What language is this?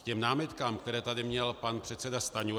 Czech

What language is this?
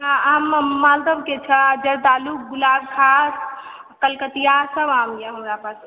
Maithili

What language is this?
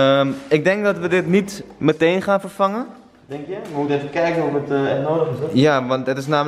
Dutch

